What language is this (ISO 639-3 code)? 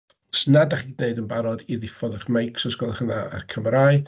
cym